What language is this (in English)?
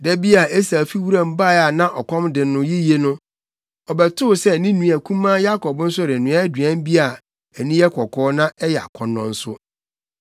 Akan